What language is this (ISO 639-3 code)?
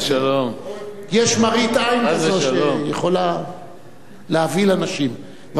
heb